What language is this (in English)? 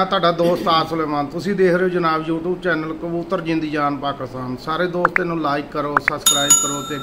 Hindi